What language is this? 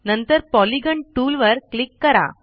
Marathi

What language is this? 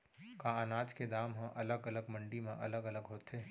Chhattisgarhi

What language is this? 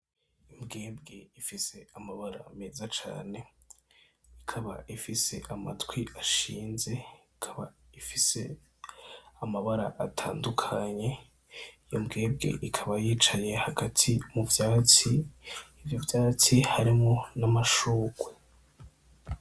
Rundi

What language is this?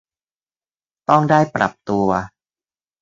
Thai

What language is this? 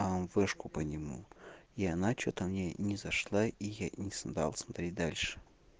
Russian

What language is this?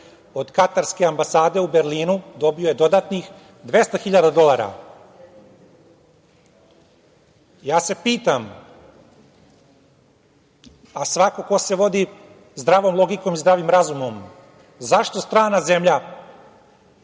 Serbian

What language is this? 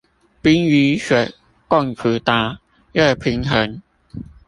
Chinese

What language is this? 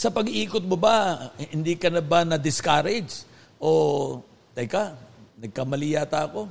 Filipino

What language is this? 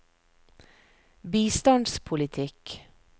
Norwegian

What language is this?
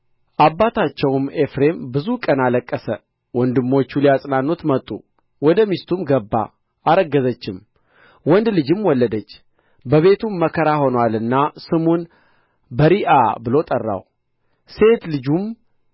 Amharic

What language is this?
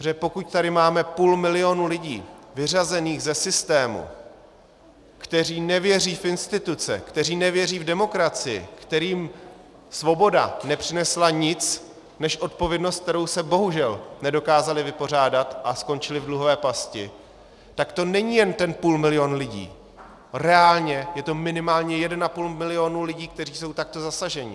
Czech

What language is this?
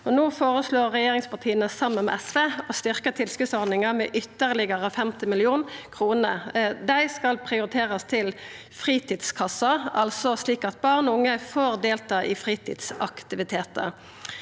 Norwegian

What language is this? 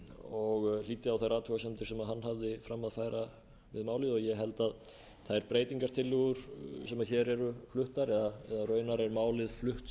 Icelandic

